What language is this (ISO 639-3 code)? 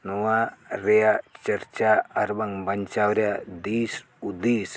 sat